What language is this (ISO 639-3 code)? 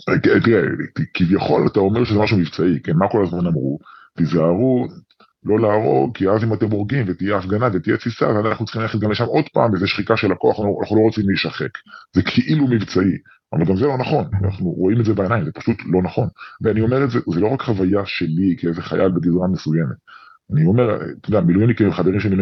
heb